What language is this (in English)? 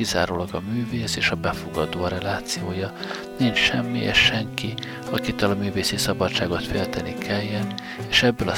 Hungarian